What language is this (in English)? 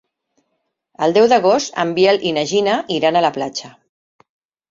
Catalan